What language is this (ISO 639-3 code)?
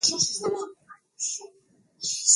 swa